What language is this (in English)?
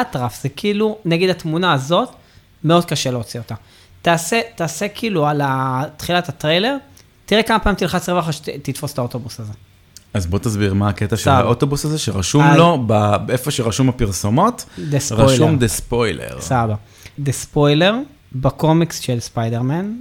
Hebrew